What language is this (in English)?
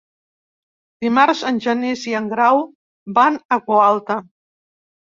Catalan